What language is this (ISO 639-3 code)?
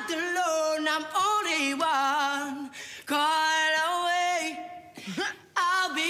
nld